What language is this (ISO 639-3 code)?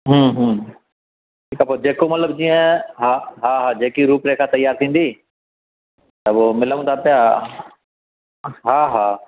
snd